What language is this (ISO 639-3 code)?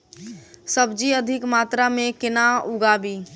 mai